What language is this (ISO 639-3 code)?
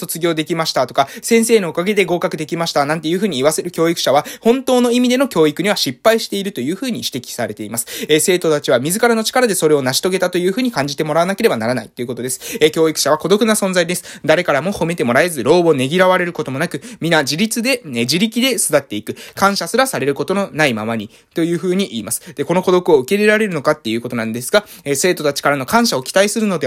jpn